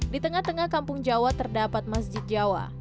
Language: Indonesian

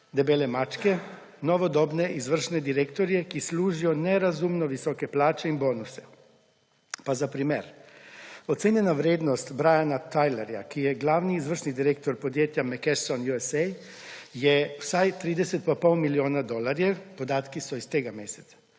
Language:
Slovenian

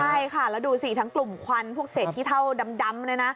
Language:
Thai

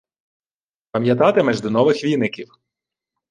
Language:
Ukrainian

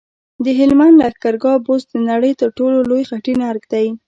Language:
Pashto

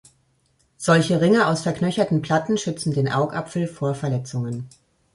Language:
German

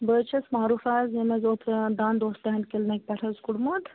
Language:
Kashmiri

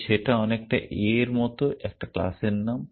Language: Bangla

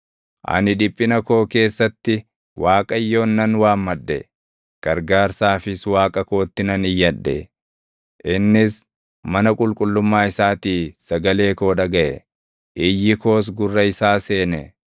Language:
Oromo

